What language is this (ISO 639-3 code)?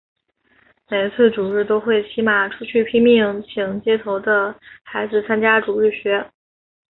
zho